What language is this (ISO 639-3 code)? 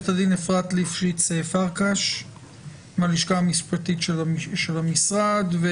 heb